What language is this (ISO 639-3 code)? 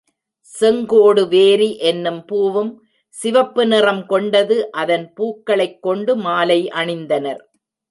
tam